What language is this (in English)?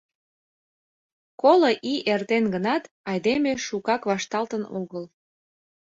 Mari